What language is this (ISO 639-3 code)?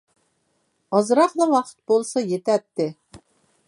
uig